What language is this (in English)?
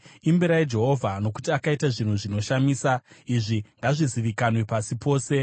Shona